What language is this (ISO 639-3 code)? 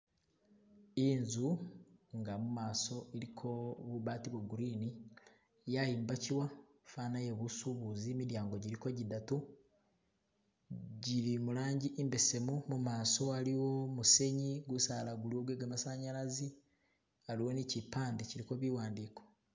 myx